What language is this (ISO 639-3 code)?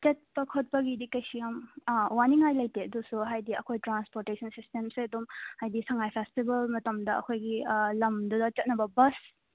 mni